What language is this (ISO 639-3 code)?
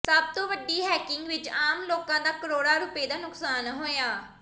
pan